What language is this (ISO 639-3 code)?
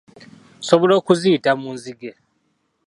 lug